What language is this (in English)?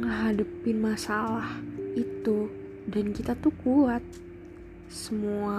Indonesian